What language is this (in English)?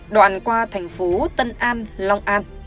Vietnamese